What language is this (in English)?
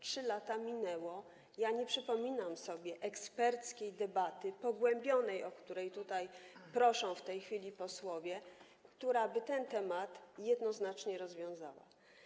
Polish